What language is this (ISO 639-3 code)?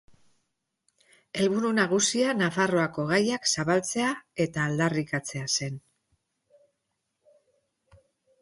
eus